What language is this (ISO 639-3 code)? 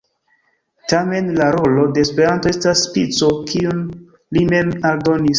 epo